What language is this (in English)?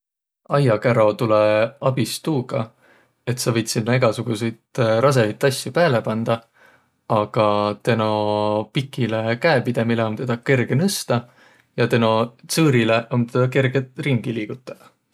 Võro